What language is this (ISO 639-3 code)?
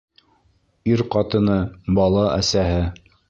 bak